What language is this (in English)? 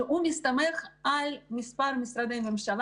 Hebrew